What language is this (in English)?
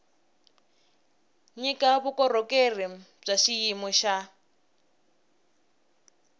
Tsonga